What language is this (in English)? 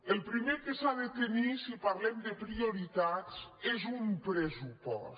Catalan